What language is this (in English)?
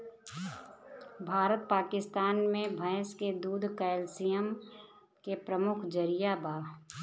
Bhojpuri